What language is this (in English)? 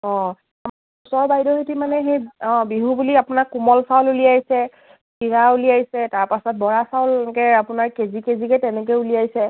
Assamese